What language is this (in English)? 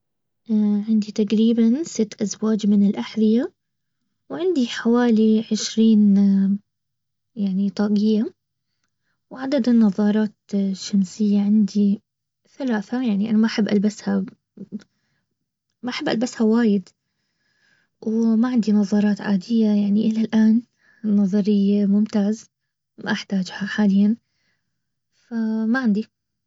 Baharna Arabic